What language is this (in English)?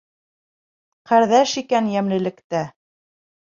Bashkir